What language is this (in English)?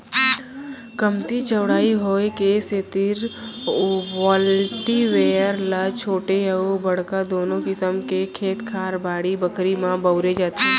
Chhattisgarhi